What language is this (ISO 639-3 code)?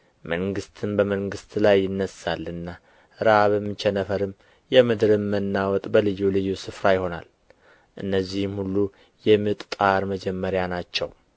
amh